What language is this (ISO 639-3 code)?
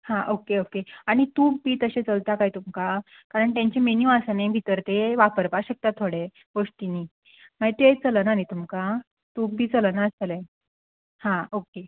kok